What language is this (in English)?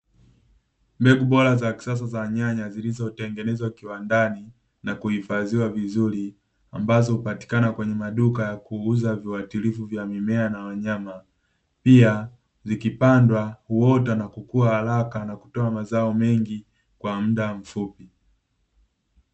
Swahili